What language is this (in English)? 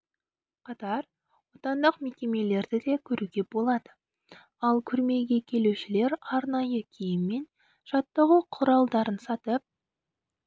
Kazakh